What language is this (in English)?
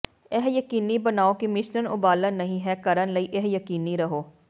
Punjabi